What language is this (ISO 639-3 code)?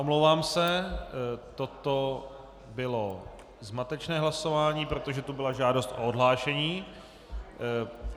ces